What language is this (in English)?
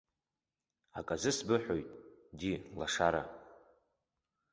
Abkhazian